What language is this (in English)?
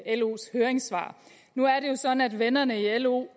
Danish